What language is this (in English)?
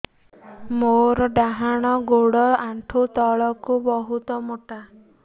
Odia